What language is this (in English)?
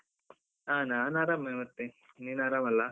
Kannada